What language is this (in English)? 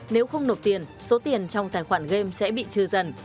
Vietnamese